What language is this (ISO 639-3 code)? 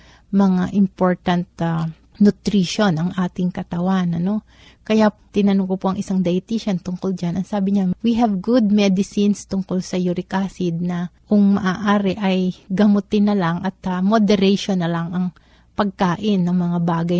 fil